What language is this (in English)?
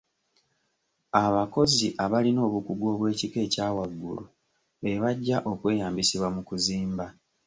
Ganda